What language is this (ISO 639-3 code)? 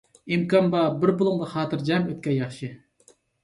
uig